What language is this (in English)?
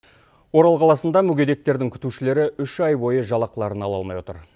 Kazakh